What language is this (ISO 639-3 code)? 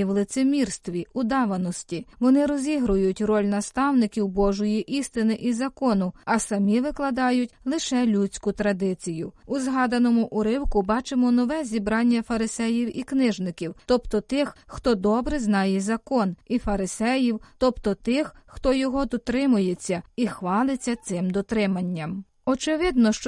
ukr